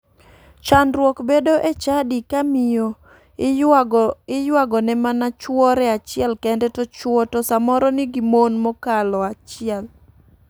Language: Luo (Kenya and Tanzania)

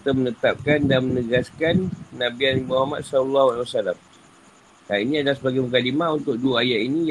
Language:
Malay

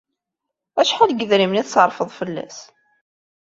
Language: Kabyle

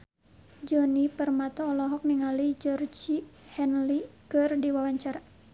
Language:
Sundanese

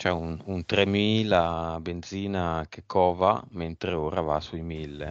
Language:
Italian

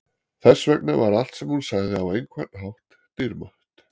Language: Icelandic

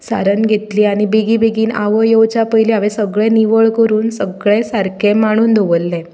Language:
Konkani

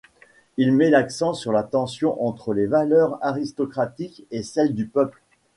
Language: French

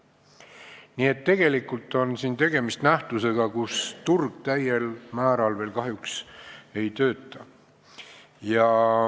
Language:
Estonian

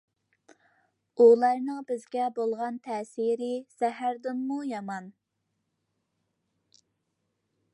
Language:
Uyghur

